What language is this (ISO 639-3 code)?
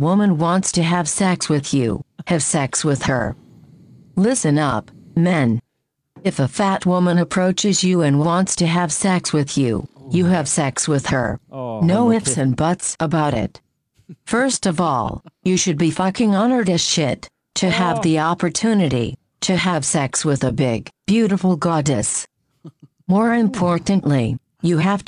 dan